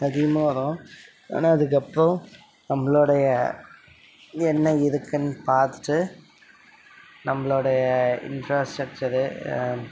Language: Tamil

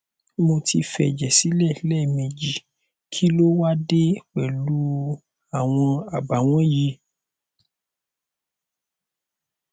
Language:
Yoruba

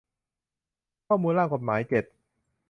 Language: Thai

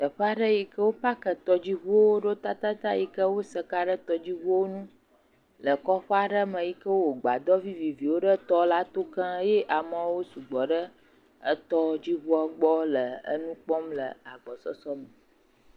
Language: Ewe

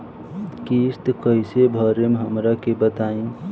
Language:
Bhojpuri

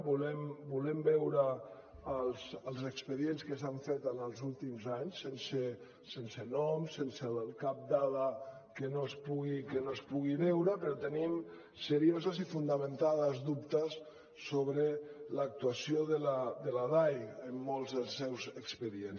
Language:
Catalan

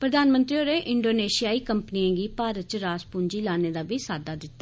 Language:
Dogri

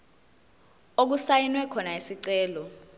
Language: Zulu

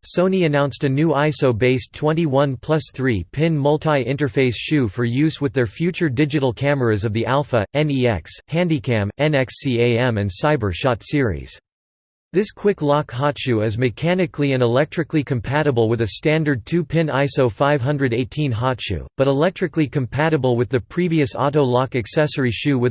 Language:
English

